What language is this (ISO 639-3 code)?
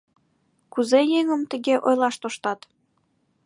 chm